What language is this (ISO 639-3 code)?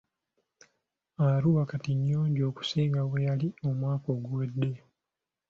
lug